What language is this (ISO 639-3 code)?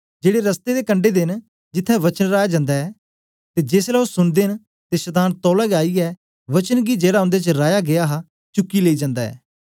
doi